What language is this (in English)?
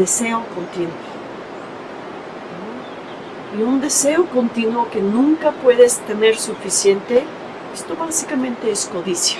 Spanish